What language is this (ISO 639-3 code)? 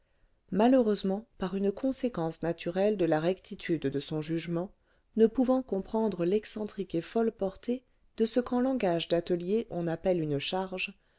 fra